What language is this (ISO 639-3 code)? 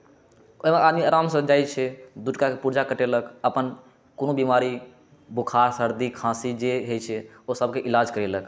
mai